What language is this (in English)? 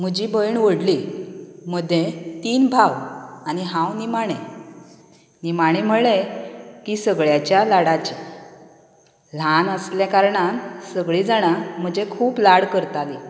Konkani